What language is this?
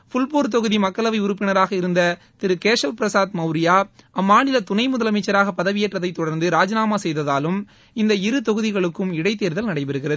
Tamil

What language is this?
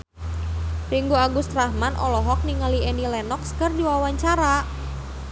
Sundanese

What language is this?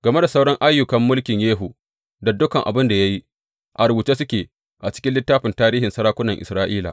Hausa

